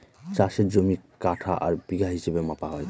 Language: Bangla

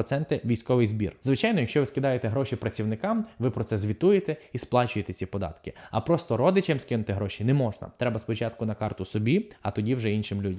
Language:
Ukrainian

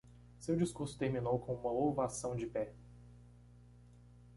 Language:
Portuguese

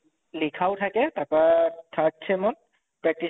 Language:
Assamese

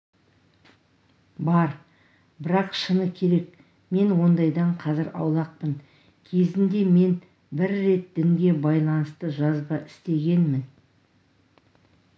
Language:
Kazakh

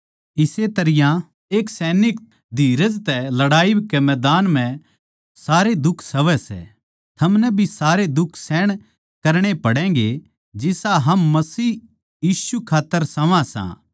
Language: Haryanvi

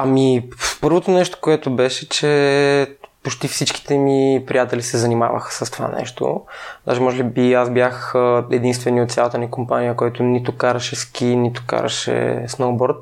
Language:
Bulgarian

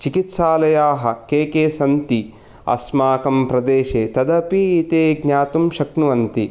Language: Sanskrit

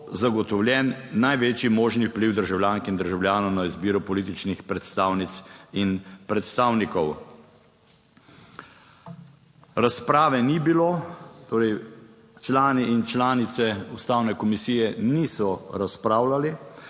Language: Slovenian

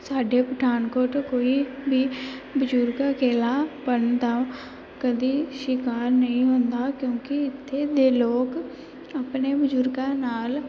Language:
Punjabi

